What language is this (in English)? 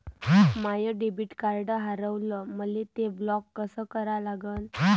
Marathi